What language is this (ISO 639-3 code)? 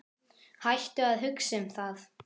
isl